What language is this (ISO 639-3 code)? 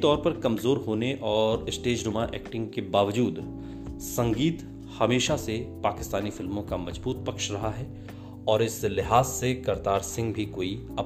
hin